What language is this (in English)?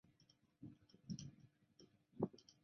Chinese